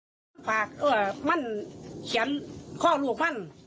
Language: Thai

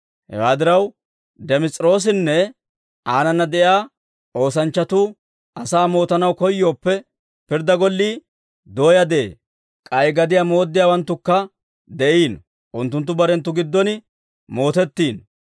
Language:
Dawro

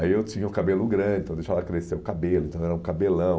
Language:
Portuguese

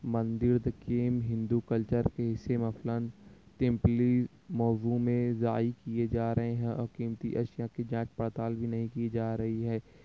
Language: Urdu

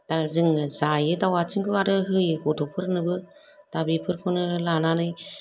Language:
Bodo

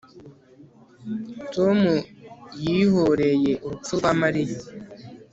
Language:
Kinyarwanda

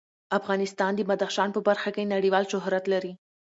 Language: Pashto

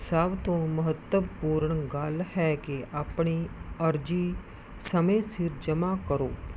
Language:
Punjabi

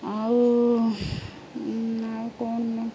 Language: Odia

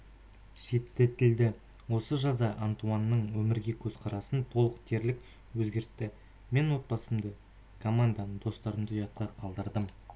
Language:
Kazakh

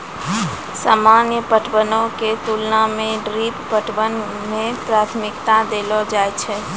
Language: Maithili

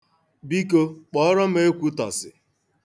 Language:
Igbo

